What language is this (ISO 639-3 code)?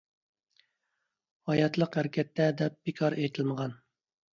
uig